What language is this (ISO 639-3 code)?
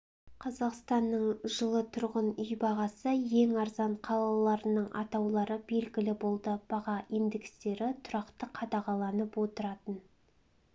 kaz